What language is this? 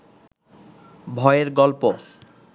Bangla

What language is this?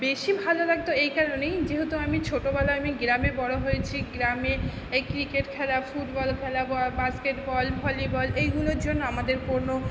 Bangla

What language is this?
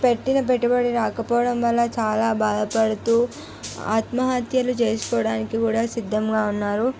Telugu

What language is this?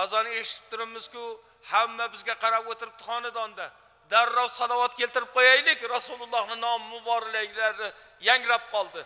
Turkish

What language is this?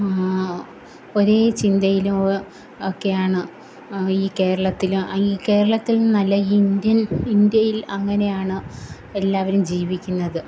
Malayalam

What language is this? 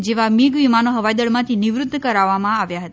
Gujarati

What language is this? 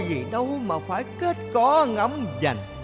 Vietnamese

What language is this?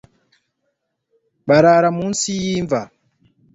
Kinyarwanda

